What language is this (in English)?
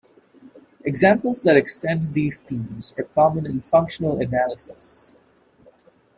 English